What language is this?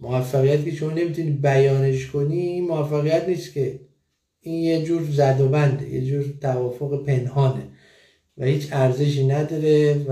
Persian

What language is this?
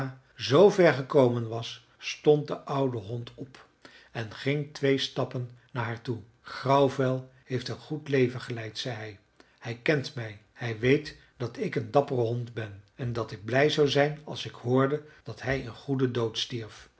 Dutch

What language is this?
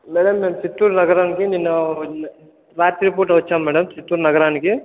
Telugu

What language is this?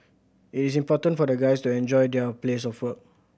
English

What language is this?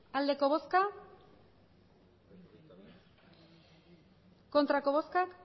Basque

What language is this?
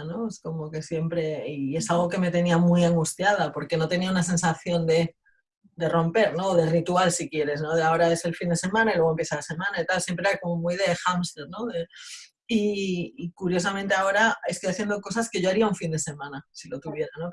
Spanish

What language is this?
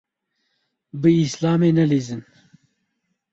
Kurdish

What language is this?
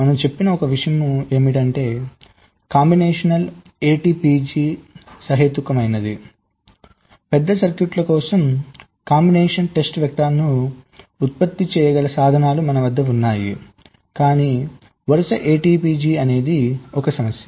Telugu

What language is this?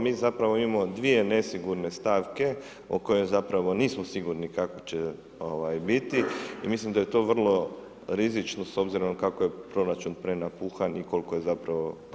Croatian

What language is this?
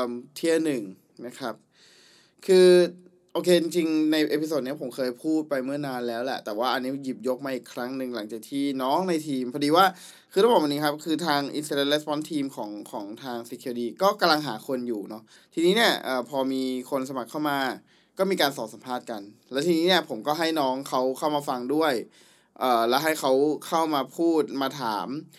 Thai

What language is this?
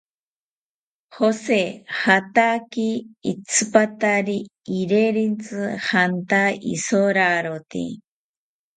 South Ucayali Ashéninka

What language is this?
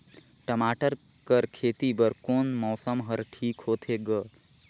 Chhattisgarhi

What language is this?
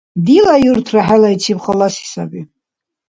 Dargwa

